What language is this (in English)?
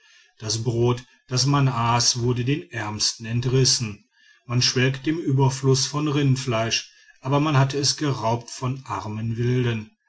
German